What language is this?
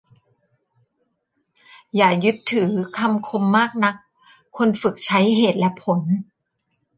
Thai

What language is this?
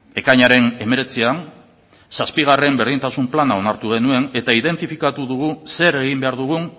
Basque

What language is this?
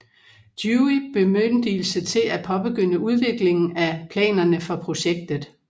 Danish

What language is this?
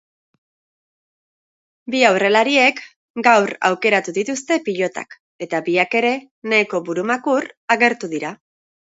Basque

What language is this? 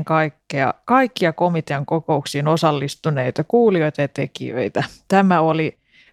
Finnish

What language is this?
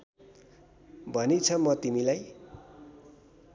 Nepali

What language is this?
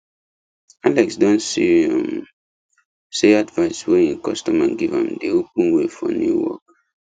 Nigerian Pidgin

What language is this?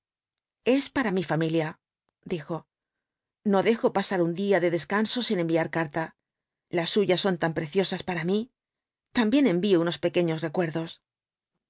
Spanish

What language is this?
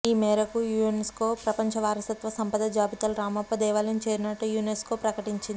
Telugu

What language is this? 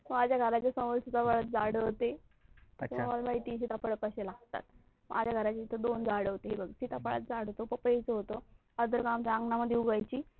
Marathi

